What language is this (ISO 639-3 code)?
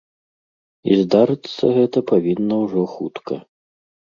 bel